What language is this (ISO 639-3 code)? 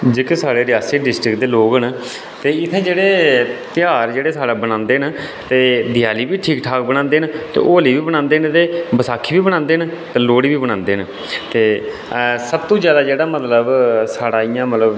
doi